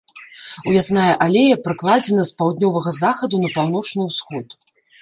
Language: Belarusian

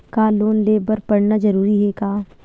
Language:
Chhattisgarhi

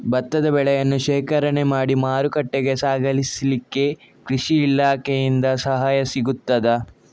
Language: Kannada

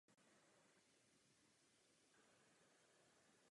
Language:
Czech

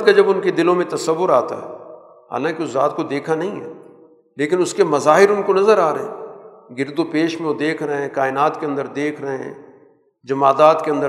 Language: Urdu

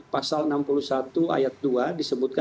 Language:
Indonesian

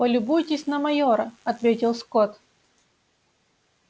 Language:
Russian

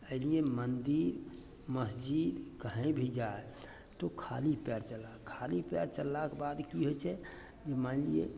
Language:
Maithili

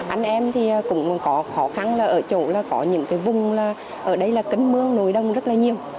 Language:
Vietnamese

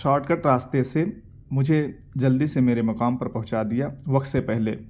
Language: Urdu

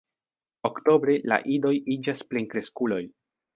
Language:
Esperanto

